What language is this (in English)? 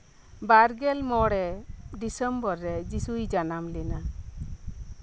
Santali